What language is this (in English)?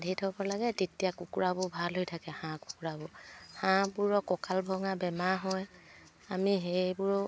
Assamese